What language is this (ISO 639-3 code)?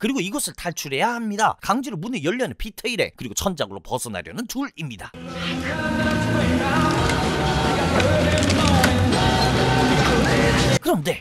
kor